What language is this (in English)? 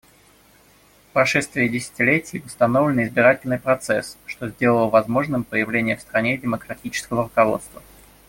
Russian